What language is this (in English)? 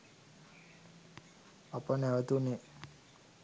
Sinhala